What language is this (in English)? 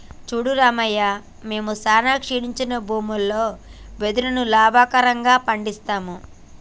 Telugu